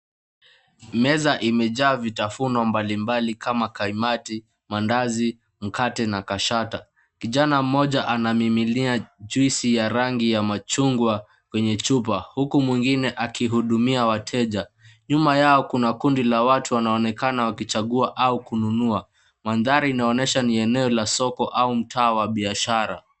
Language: Swahili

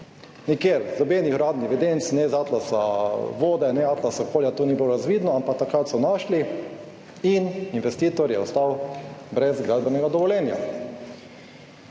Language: Slovenian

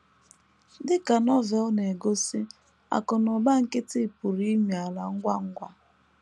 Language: Igbo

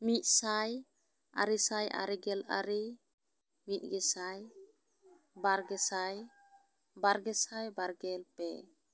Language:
Santali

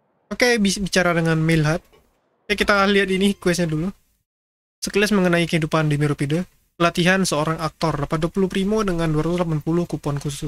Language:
Indonesian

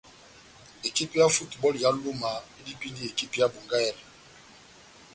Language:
Batanga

